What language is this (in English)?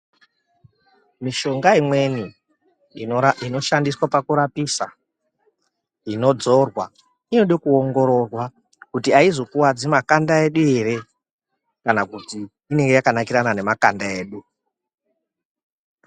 Ndau